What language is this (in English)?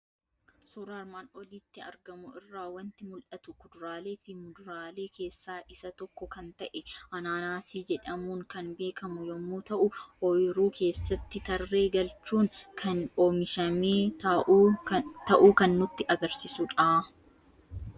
Oromo